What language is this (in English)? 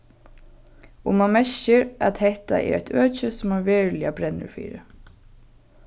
Faroese